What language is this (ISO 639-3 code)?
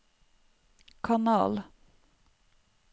nor